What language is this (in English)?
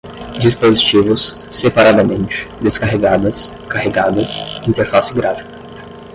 Portuguese